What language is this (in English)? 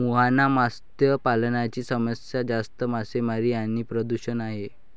Marathi